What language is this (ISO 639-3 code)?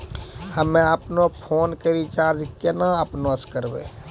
mai